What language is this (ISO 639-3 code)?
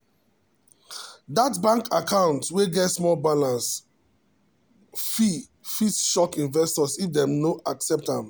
pcm